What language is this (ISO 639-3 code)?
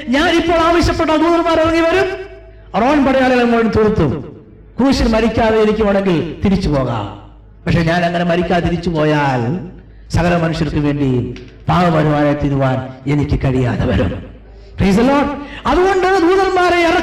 mal